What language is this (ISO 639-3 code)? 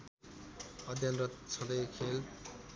nep